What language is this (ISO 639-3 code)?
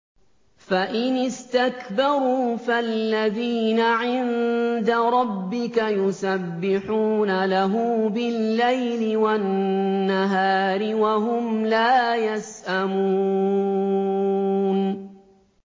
ara